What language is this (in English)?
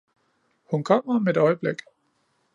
Danish